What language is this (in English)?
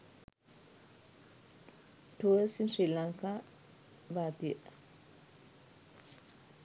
Sinhala